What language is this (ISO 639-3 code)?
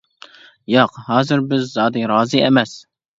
uig